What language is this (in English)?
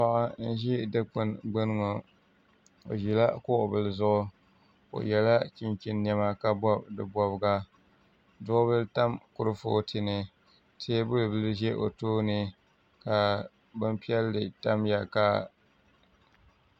Dagbani